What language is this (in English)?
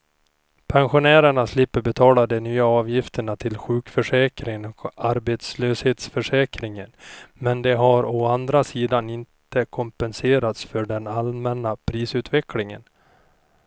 Swedish